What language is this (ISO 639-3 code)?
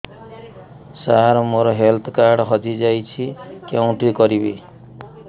ori